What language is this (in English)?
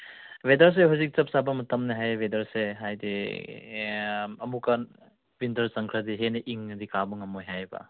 Manipuri